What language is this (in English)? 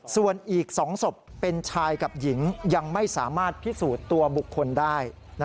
Thai